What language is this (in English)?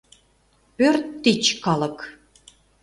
Mari